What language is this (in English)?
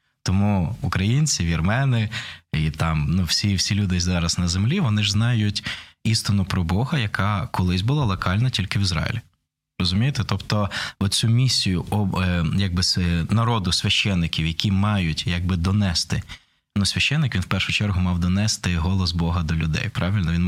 Ukrainian